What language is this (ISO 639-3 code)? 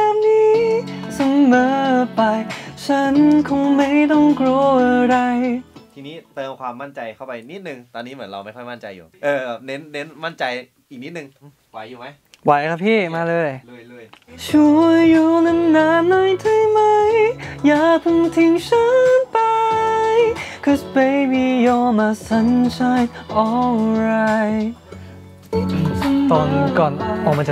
tha